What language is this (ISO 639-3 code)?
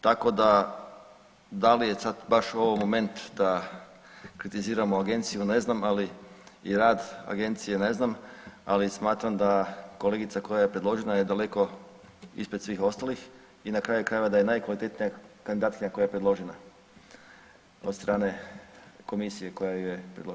hrv